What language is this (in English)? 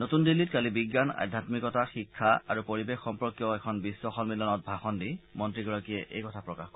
Assamese